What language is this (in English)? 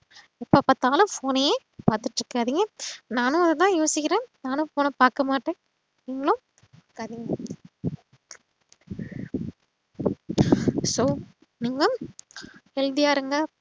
Tamil